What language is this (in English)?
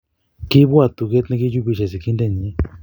Kalenjin